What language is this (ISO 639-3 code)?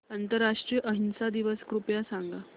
mar